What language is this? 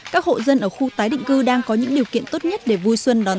Vietnamese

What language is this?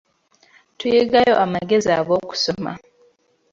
Ganda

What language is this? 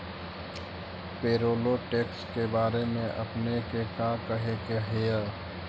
Magahi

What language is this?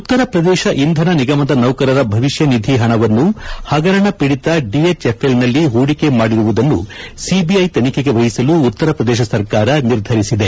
Kannada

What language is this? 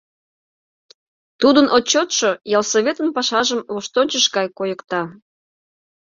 Mari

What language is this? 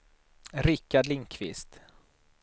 Swedish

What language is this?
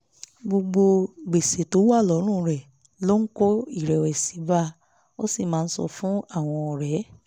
Yoruba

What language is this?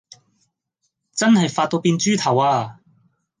Cantonese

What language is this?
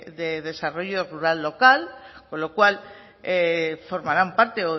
Spanish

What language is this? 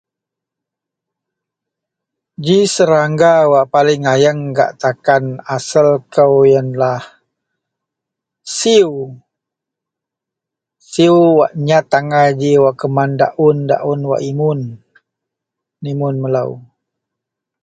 Central Melanau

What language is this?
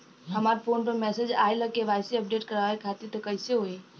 Bhojpuri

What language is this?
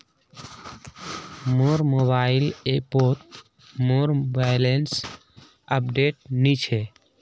Magahi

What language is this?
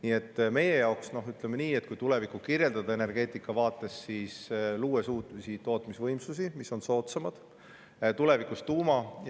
Estonian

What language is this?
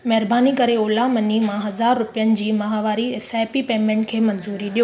Sindhi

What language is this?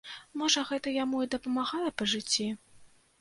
Belarusian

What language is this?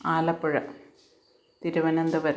Malayalam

